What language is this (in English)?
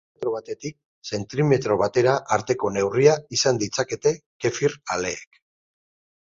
Basque